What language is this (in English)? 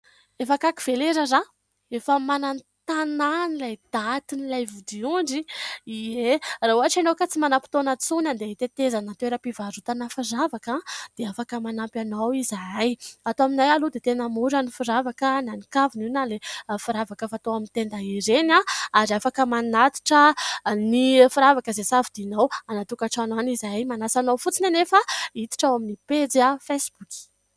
Malagasy